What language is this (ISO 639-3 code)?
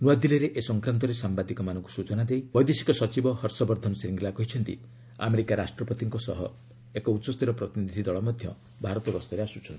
ori